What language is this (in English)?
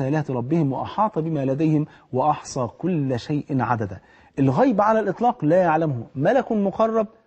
Arabic